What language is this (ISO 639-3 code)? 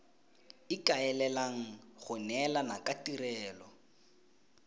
tsn